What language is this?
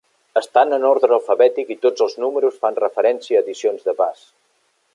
Catalan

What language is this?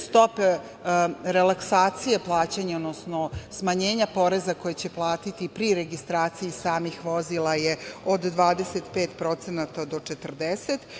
Serbian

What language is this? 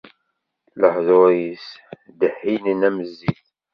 Kabyle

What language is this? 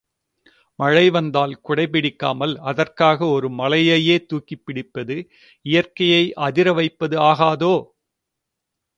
Tamil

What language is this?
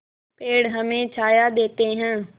Hindi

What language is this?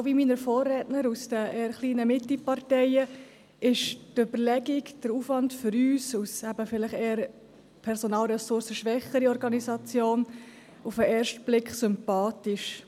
Swiss German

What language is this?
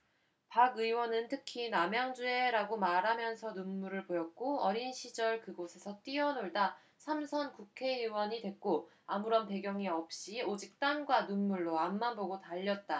Korean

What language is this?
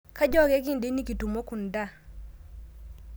Masai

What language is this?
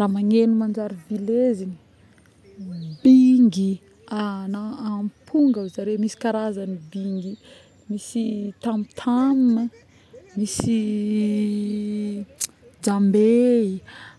Northern Betsimisaraka Malagasy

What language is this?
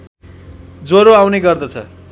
Nepali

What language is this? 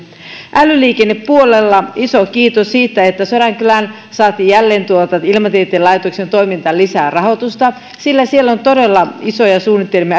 Finnish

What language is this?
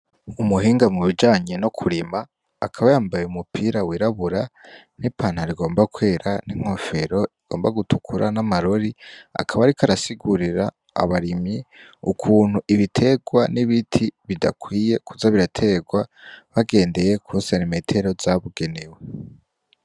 Rundi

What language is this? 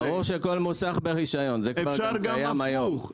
Hebrew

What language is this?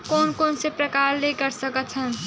Chhattisgarhi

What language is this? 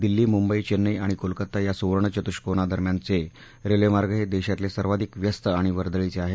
Marathi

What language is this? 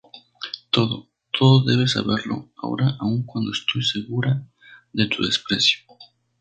Spanish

